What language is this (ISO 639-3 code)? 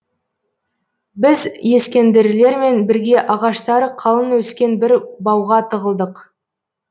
kaz